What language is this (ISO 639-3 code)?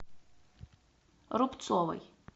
rus